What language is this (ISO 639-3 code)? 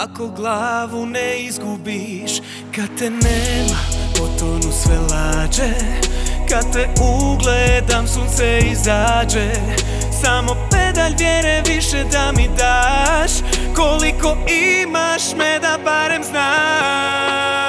hrv